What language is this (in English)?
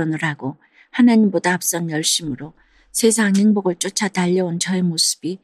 Korean